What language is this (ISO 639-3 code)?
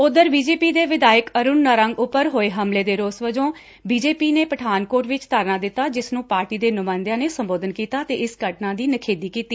pan